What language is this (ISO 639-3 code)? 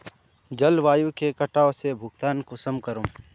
mag